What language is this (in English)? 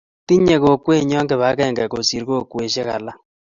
Kalenjin